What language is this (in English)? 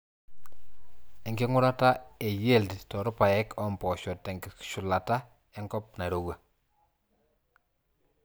Masai